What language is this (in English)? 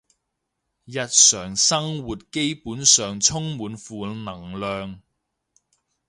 Cantonese